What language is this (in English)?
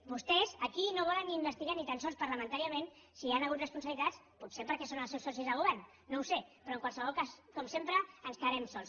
Catalan